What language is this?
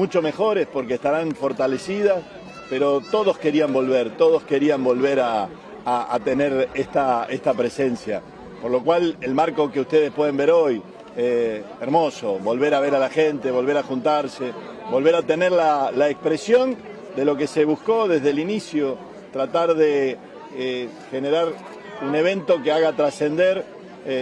Spanish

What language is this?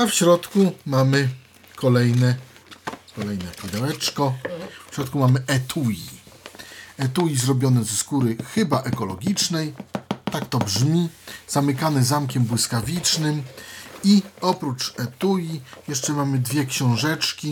Polish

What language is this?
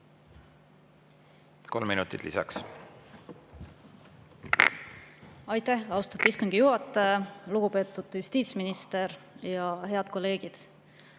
Estonian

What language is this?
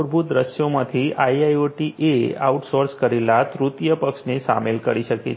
Gujarati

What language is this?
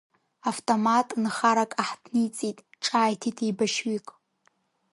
Abkhazian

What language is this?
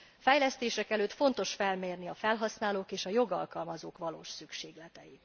Hungarian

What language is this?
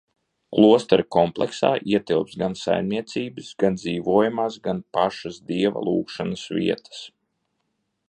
Latvian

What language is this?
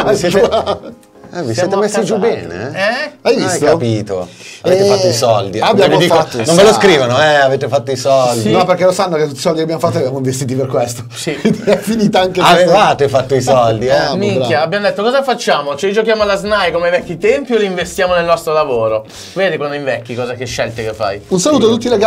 Italian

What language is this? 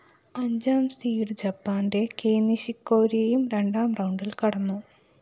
Malayalam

